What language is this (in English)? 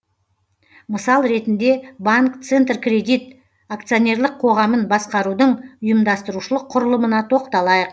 Kazakh